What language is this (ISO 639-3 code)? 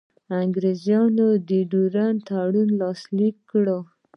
pus